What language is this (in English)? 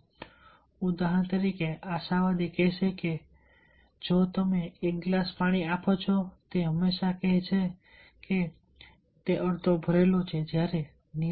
Gujarati